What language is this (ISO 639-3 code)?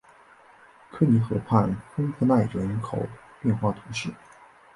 zho